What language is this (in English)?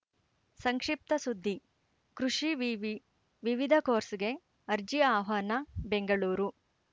Kannada